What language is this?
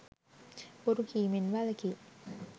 Sinhala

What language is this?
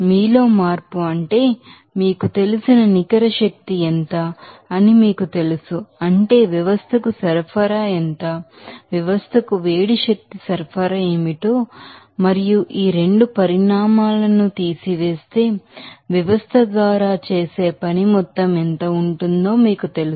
Telugu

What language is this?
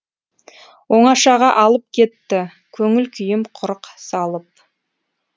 Kazakh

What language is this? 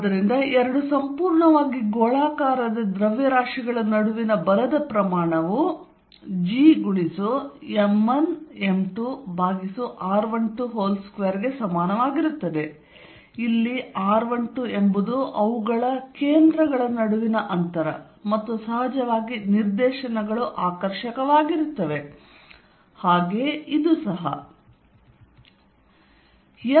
Kannada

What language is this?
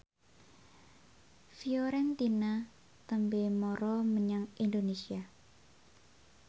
Javanese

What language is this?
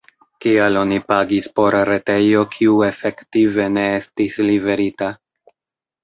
Esperanto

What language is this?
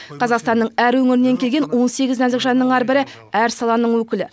Kazakh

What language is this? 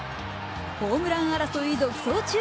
Japanese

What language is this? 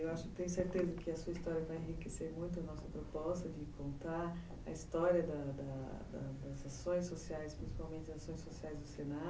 Portuguese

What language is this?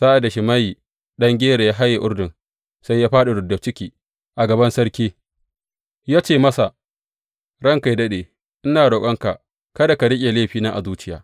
Hausa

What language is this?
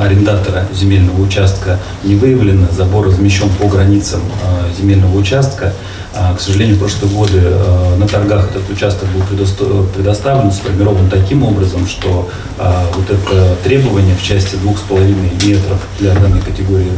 Russian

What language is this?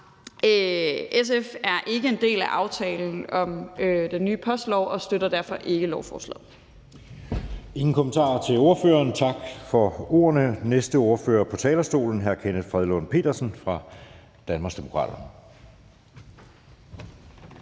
Danish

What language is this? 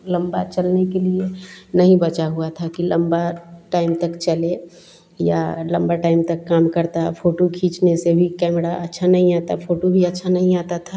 Hindi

